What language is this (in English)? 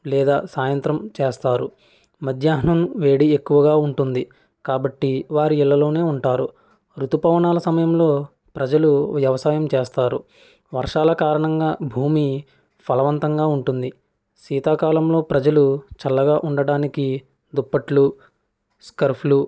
Telugu